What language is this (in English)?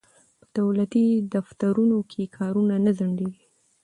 Pashto